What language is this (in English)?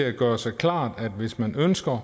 Danish